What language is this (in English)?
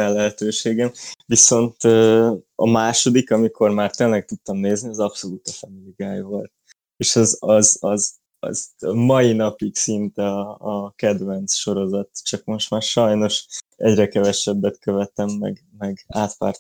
Hungarian